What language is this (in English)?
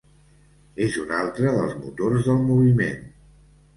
Catalan